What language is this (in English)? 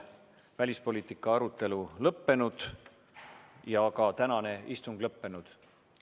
Estonian